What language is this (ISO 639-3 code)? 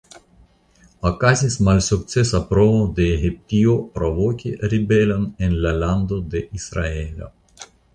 epo